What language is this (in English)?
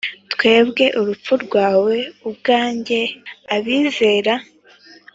Kinyarwanda